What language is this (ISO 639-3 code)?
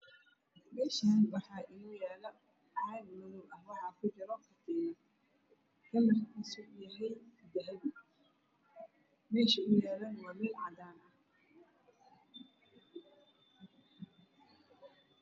som